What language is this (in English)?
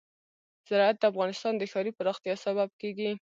Pashto